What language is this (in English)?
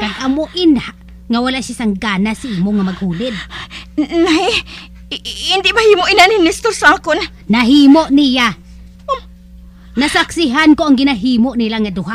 Filipino